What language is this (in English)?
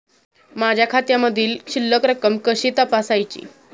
Marathi